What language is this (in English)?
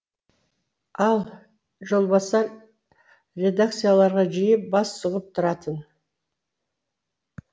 Kazakh